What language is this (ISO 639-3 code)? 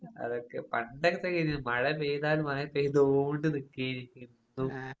mal